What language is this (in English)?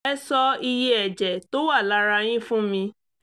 Yoruba